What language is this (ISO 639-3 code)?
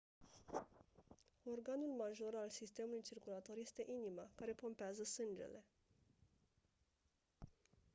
ron